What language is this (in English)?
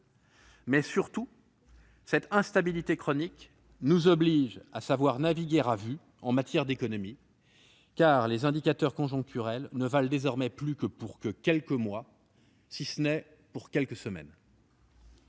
French